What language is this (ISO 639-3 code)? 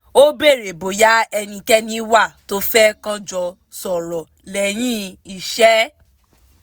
yor